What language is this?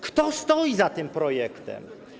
Polish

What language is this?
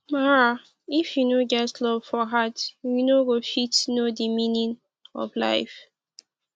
Nigerian Pidgin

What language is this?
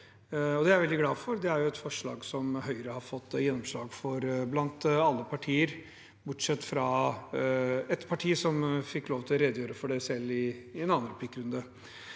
Norwegian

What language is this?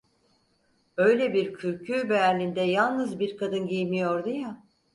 Turkish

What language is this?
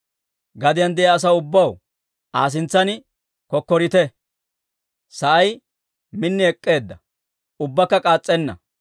Dawro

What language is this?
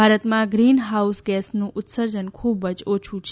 Gujarati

